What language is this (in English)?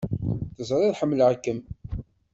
Kabyle